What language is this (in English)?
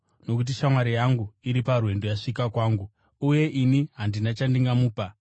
Shona